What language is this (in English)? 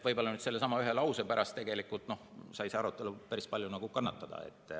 Estonian